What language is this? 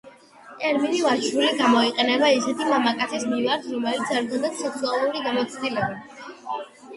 Georgian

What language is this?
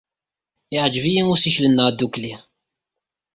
Kabyle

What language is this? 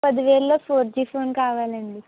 Telugu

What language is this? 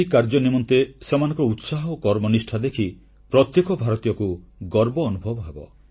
Odia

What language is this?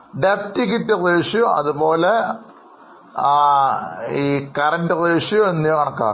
Malayalam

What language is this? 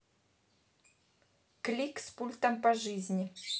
Russian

